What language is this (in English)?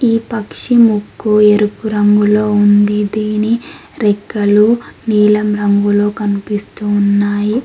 Telugu